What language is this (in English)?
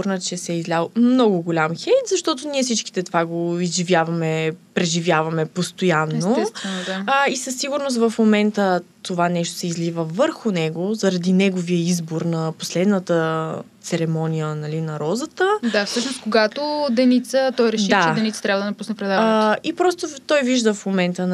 Bulgarian